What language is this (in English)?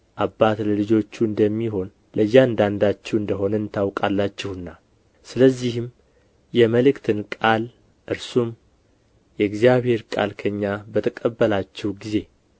Amharic